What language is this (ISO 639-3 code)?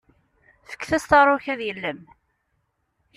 kab